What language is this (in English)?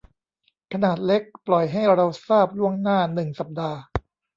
Thai